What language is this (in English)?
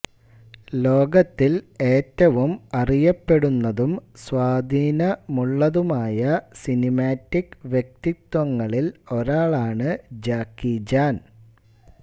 Malayalam